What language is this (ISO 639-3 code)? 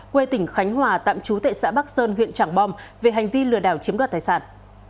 vie